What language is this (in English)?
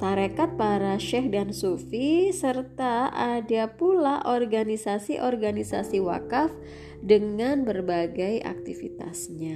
Indonesian